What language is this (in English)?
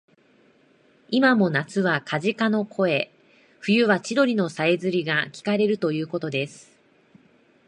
Japanese